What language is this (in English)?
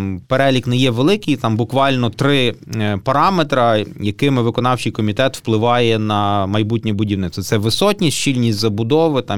Ukrainian